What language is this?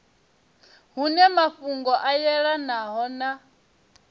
Venda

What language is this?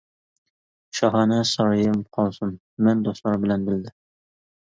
Uyghur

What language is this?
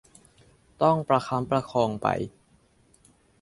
Thai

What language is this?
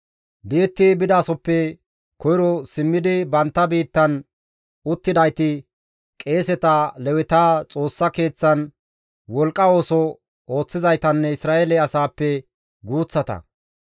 Gamo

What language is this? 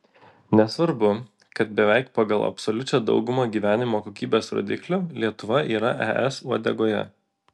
Lithuanian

